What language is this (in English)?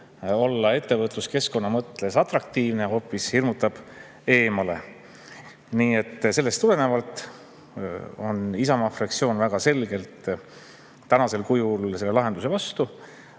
Estonian